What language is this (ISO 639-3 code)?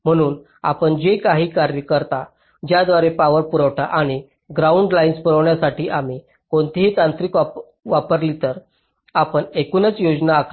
mar